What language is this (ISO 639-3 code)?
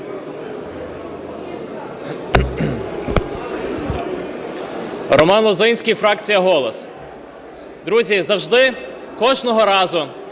ukr